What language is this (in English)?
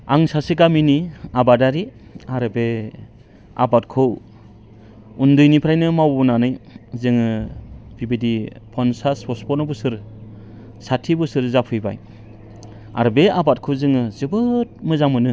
Bodo